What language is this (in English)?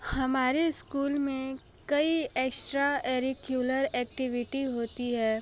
Hindi